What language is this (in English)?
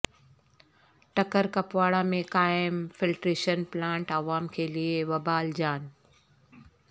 Urdu